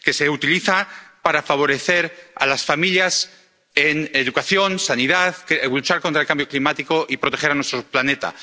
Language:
Spanish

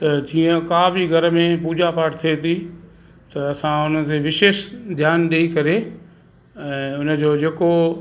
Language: Sindhi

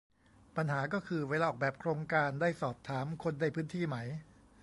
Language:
Thai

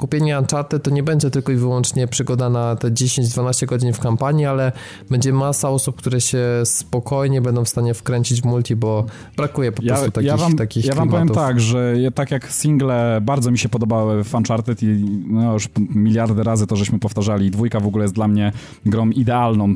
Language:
Polish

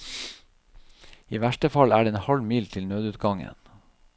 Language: Norwegian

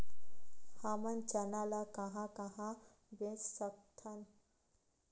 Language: Chhattisgarhi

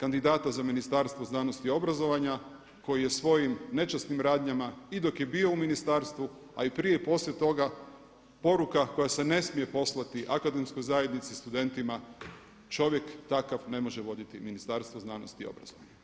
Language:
Croatian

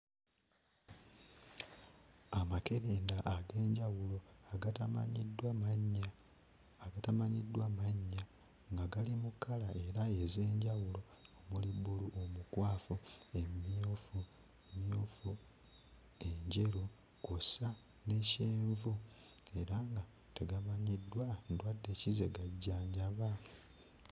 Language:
Ganda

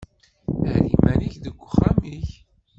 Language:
Kabyle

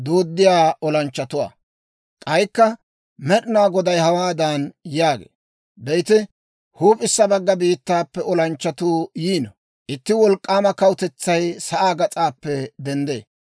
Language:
Dawro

